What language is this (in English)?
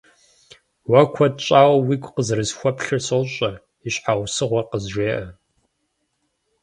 Kabardian